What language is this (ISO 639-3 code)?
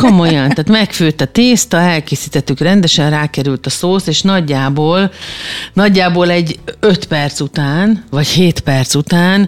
hun